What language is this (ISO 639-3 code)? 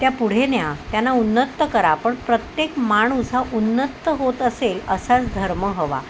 mar